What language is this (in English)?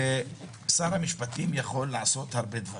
Hebrew